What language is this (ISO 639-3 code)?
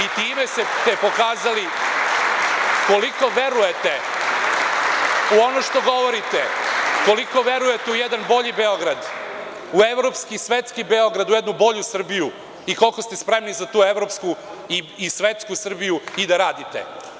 srp